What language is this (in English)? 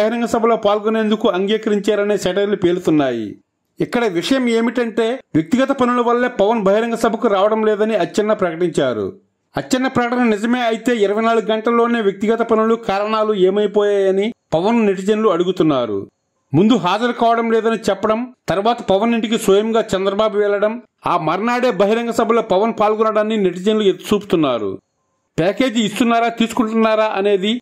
Telugu